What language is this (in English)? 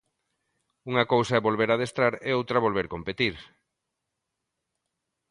Galician